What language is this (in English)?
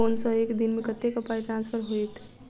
Maithili